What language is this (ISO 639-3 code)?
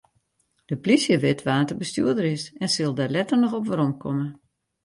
fry